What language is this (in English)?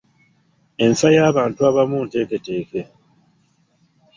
Ganda